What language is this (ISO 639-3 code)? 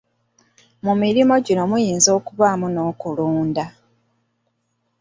lug